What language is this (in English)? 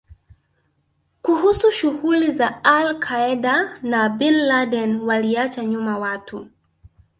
Swahili